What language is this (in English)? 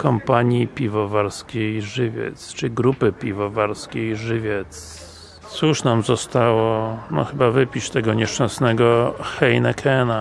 Polish